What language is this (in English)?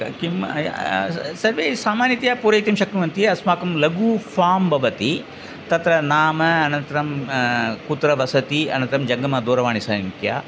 Sanskrit